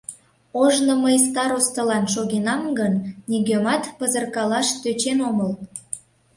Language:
Mari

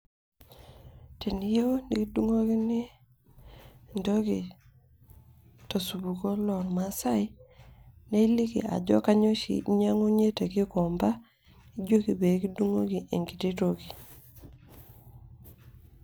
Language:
Masai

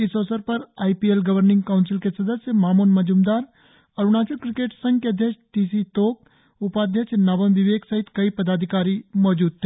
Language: Hindi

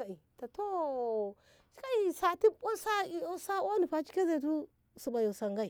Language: Ngamo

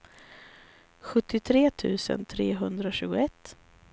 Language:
Swedish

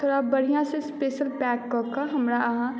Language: Maithili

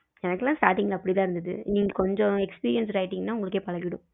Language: Tamil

